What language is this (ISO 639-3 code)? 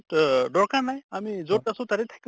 asm